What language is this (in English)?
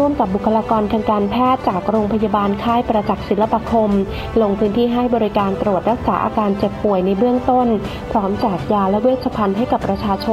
Thai